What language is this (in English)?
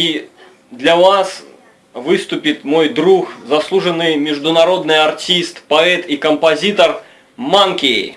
Russian